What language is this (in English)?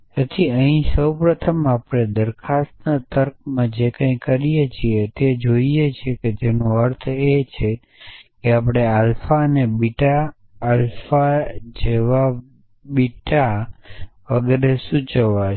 Gujarati